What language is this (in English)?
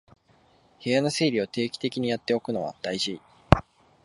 Japanese